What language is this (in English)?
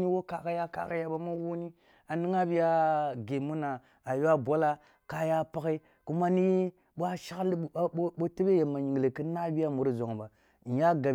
Kulung (Nigeria)